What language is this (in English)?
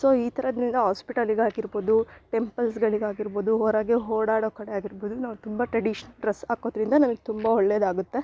Kannada